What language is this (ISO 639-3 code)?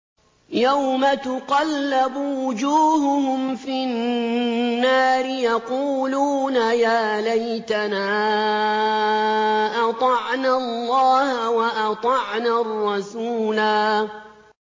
ara